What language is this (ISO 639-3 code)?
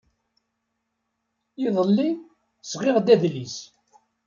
kab